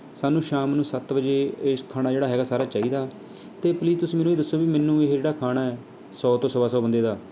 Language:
Punjabi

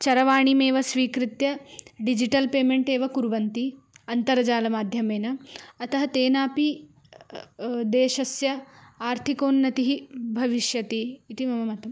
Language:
Sanskrit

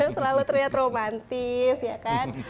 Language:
Indonesian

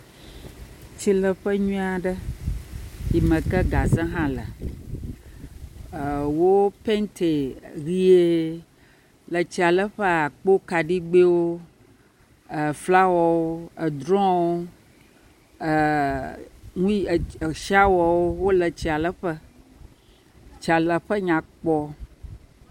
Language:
Ewe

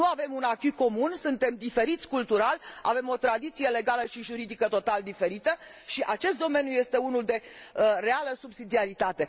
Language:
Romanian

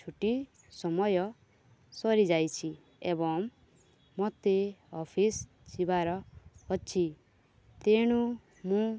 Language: Odia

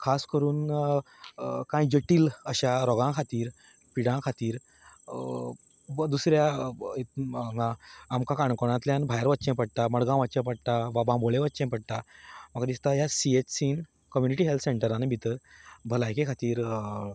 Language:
Konkani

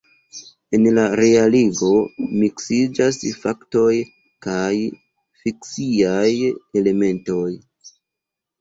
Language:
Esperanto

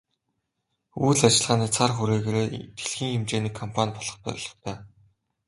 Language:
Mongolian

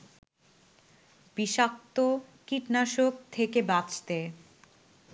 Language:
Bangla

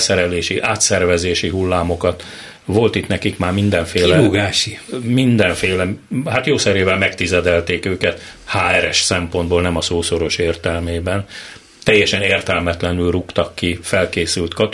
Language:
Hungarian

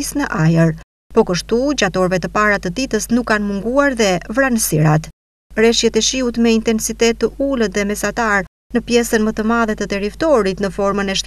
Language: Romanian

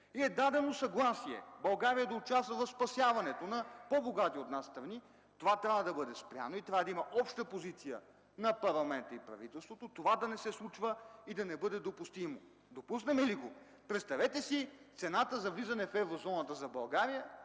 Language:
Bulgarian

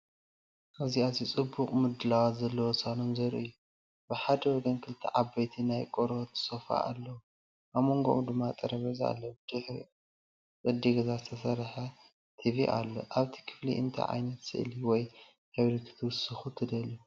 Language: Tigrinya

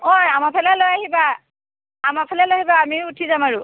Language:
Assamese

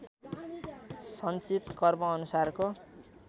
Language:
Nepali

